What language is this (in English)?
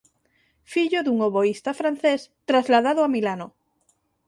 Galician